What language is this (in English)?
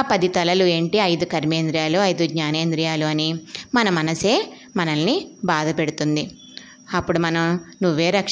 Telugu